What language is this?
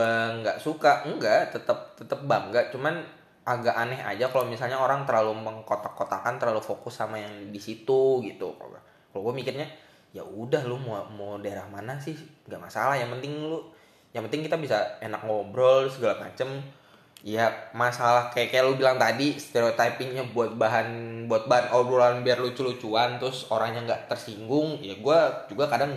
Indonesian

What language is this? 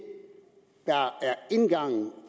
Danish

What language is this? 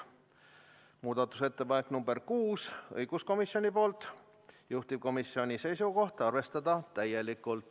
Estonian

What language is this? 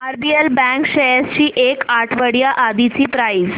Marathi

